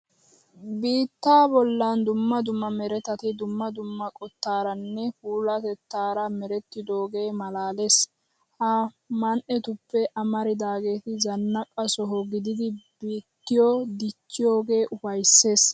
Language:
Wolaytta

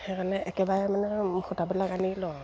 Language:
Assamese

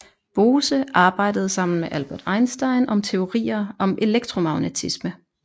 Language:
Danish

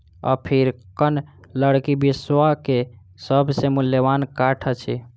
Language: Maithili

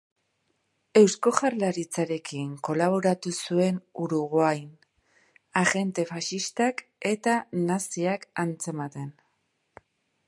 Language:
Basque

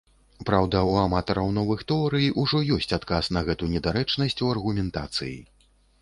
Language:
Belarusian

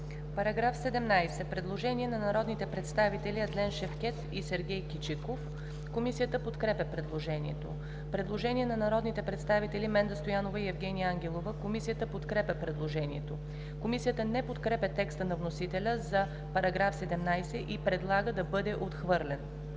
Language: Bulgarian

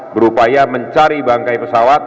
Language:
Indonesian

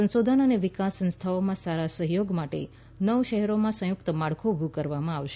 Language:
Gujarati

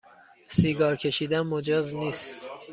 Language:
Persian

